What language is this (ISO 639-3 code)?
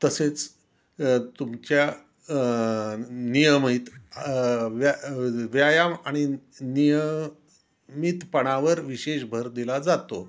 mar